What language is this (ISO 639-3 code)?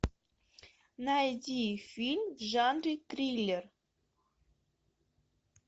rus